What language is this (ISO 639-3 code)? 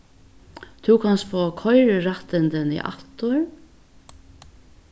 fao